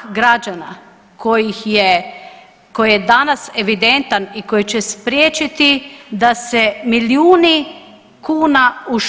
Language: Croatian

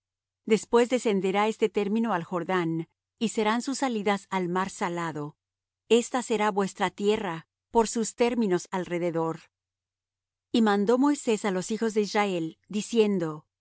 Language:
Spanish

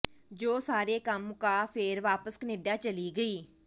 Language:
Punjabi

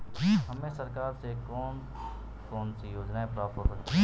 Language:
Hindi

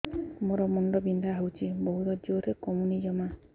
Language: Odia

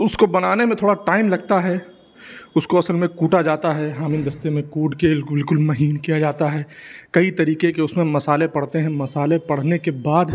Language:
Urdu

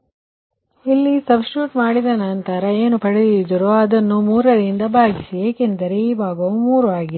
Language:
Kannada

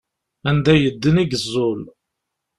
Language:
Kabyle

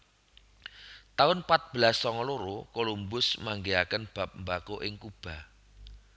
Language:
Javanese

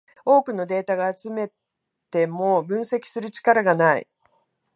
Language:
Japanese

